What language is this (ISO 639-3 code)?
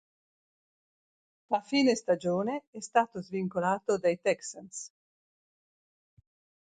ita